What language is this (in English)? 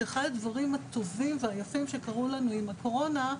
Hebrew